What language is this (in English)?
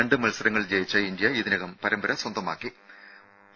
Malayalam